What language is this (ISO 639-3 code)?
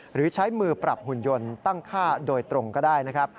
tha